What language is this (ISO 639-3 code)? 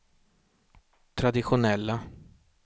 swe